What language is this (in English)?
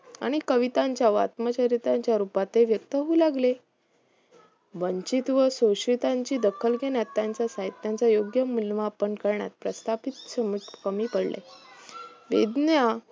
Marathi